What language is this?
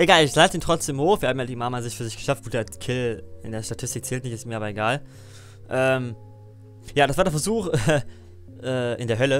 German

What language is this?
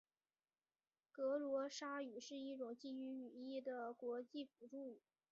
Chinese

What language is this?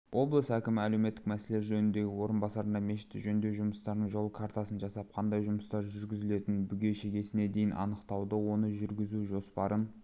Kazakh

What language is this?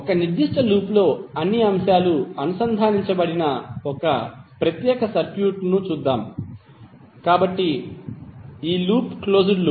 Telugu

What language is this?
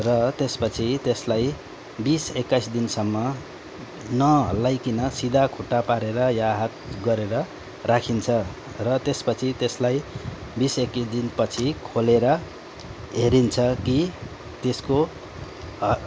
Nepali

